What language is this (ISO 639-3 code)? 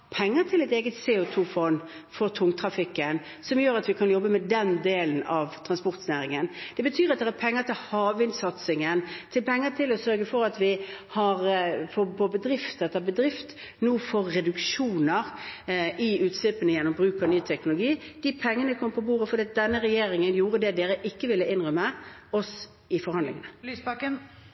nor